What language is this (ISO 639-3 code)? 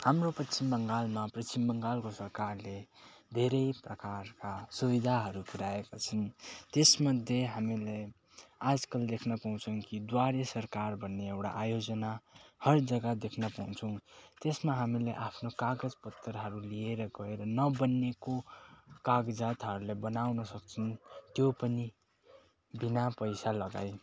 nep